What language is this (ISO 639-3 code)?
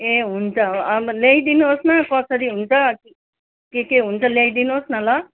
nep